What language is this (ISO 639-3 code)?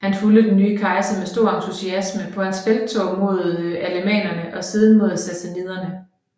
dan